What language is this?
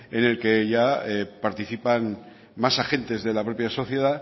Spanish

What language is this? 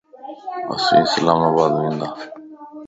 Lasi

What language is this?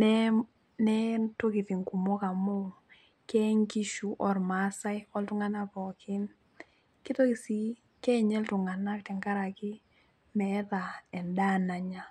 Masai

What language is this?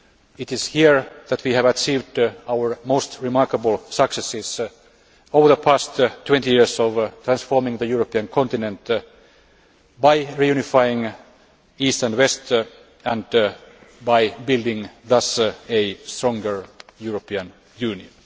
English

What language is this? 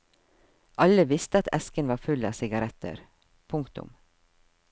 Norwegian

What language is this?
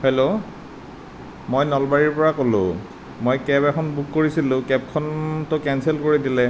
Assamese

